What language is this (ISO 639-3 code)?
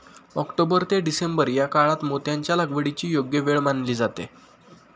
mar